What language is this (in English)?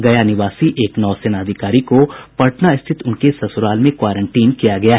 Hindi